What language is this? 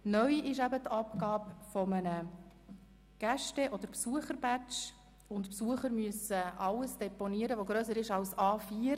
Swiss German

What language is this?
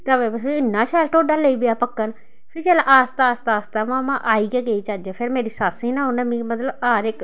Dogri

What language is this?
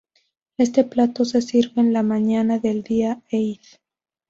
Spanish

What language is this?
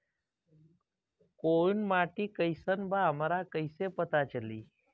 Bhojpuri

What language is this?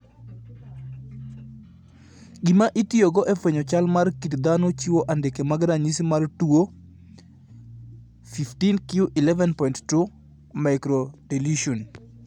Luo (Kenya and Tanzania)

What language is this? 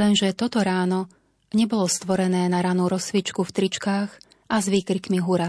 Slovak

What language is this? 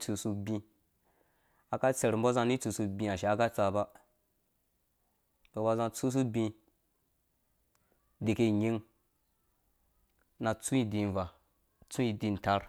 Dũya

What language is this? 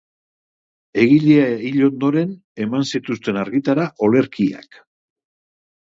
Basque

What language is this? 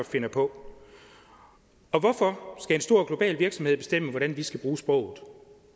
Danish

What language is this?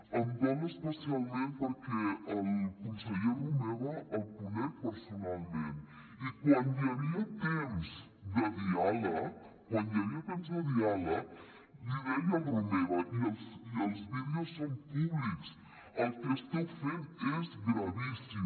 Catalan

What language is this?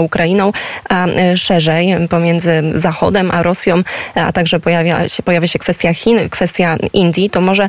Polish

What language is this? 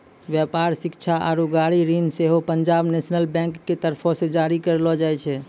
Maithili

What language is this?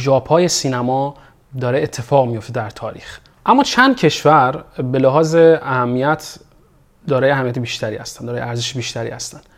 Persian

